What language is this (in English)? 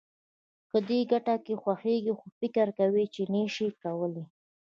Pashto